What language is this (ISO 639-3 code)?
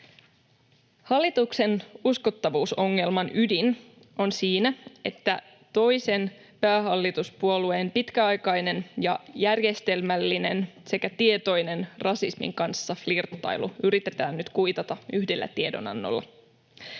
fin